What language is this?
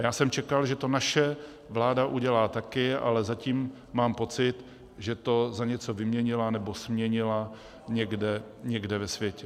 Czech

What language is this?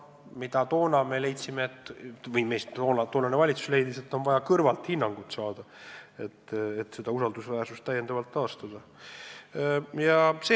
Estonian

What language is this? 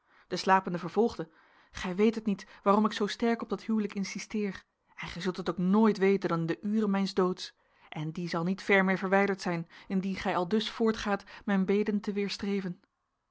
Dutch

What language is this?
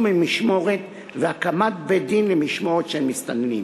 Hebrew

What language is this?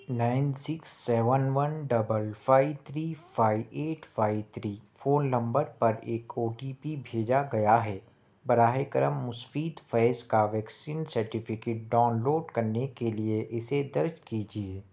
Urdu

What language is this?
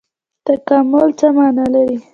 Pashto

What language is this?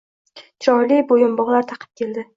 Uzbek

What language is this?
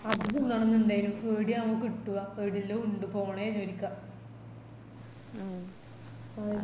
Malayalam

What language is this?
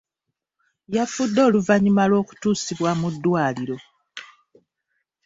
Ganda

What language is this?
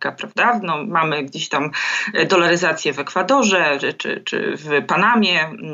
Polish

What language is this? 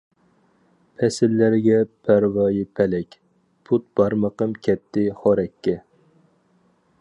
Uyghur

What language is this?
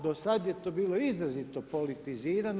Croatian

